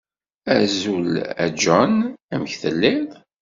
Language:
Kabyle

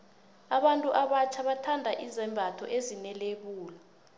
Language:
South Ndebele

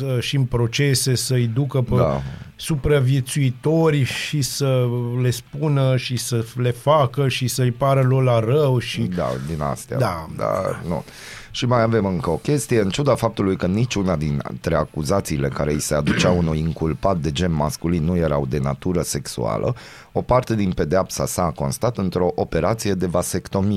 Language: Romanian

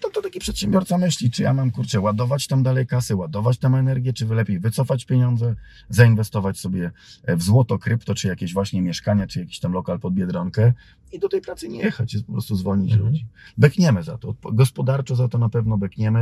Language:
Polish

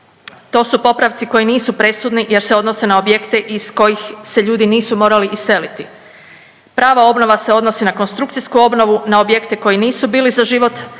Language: Croatian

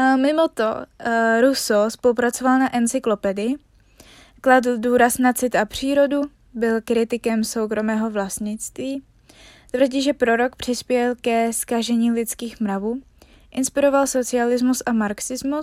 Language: Czech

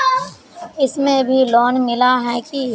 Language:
Magahi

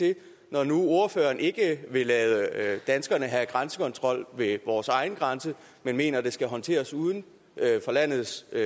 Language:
Danish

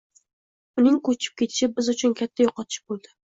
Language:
Uzbek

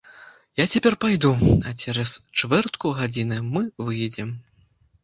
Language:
Belarusian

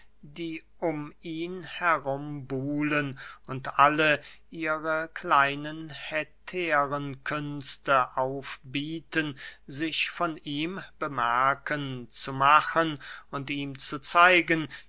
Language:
German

